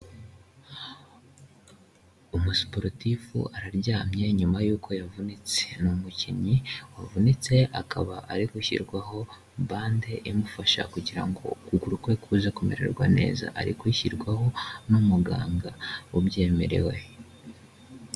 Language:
Kinyarwanda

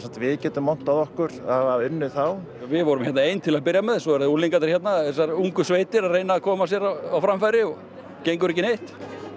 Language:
Icelandic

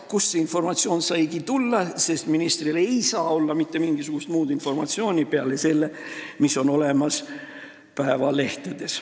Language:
Estonian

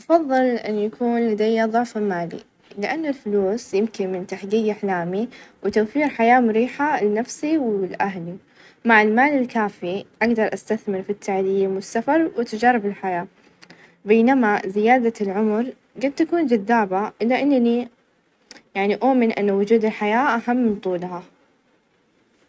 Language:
Najdi Arabic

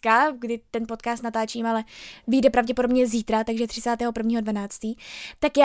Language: Czech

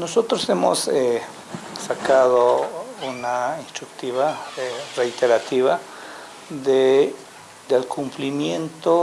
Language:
Spanish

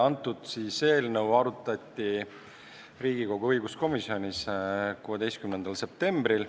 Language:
Estonian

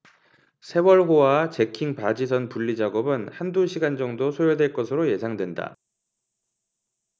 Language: Korean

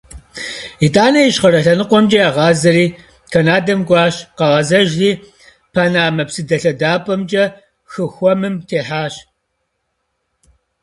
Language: Kabardian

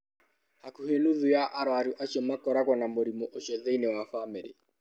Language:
Kikuyu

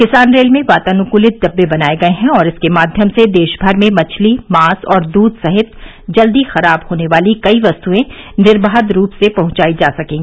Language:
Hindi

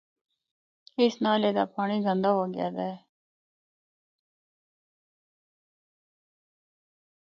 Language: Northern Hindko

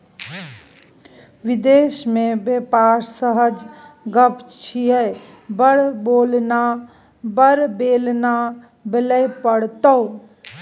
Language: Maithili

